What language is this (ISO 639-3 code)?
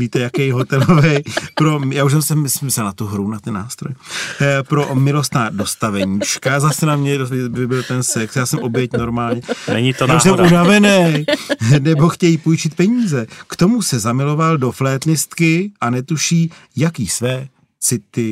ces